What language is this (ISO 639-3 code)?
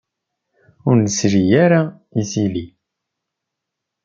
kab